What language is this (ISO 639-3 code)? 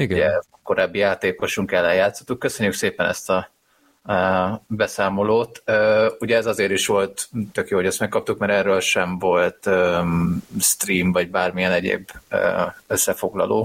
hun